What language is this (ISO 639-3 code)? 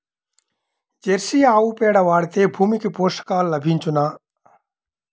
tel